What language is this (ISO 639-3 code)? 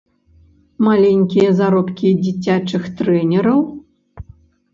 bel